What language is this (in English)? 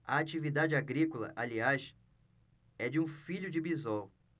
Portuguese